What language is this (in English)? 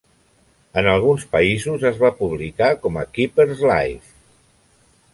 Catalan